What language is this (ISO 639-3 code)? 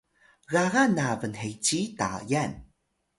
tay